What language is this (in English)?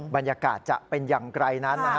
Thai